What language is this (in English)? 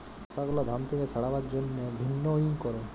Bangla